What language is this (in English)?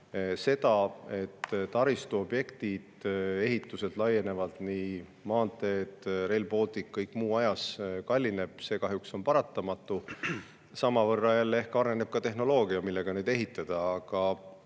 Estonian